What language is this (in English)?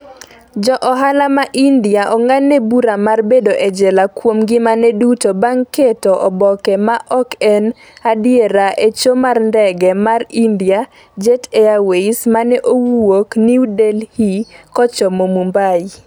Luo (Kenya and Tanzania)